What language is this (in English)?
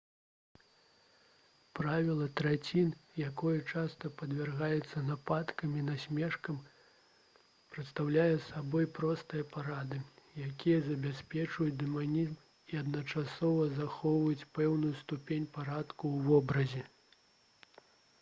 Belarusian